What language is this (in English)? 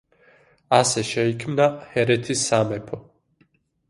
Georgian